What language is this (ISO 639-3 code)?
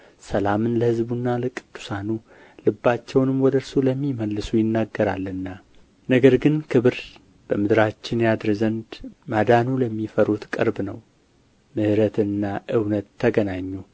amh